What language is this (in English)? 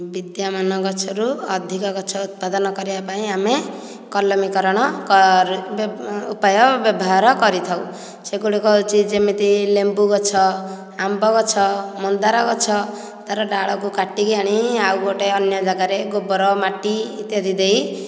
Odia